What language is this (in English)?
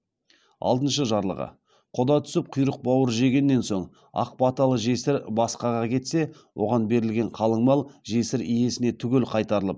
Kazakh